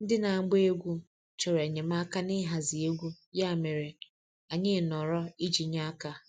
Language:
Igbo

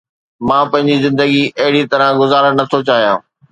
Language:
Sindhi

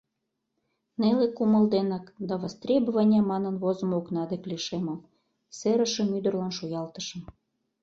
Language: Mari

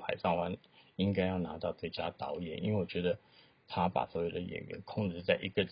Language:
Chinese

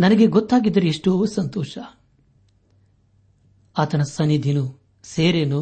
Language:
Kannada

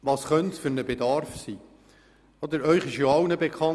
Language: Swiss German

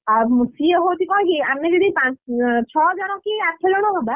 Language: Odia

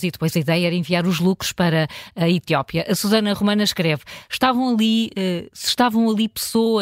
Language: Portuguese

